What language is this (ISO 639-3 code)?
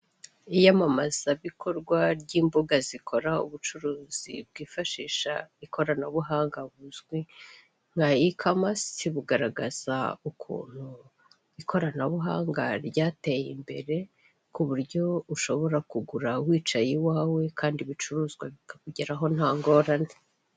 kin